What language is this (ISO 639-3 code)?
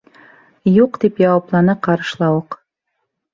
bak